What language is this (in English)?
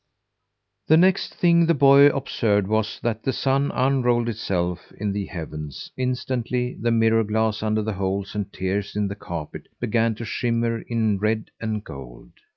English